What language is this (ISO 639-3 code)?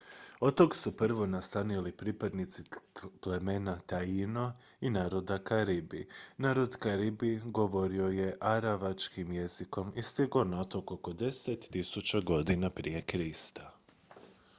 hrv